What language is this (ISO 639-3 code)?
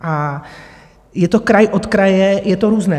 ces